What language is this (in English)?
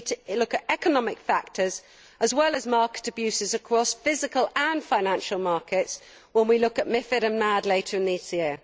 English